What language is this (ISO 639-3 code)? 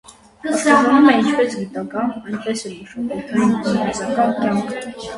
hye